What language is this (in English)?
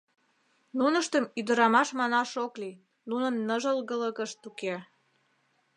Mari